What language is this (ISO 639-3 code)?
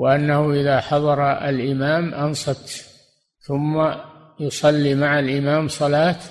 ara